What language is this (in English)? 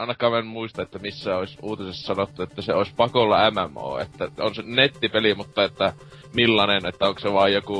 Finnish